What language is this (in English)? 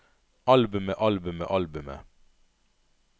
Norwegian